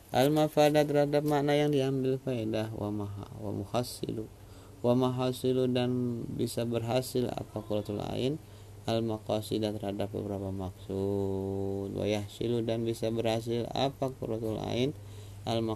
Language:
Indonesian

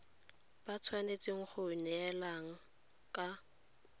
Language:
Tswana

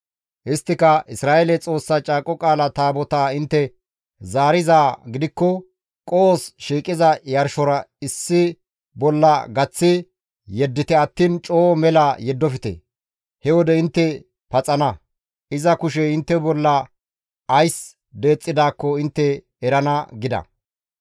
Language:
Gamo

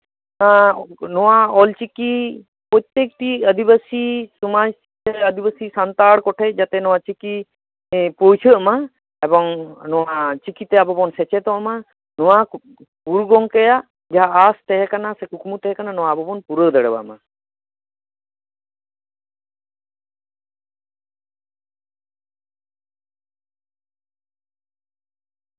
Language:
Santali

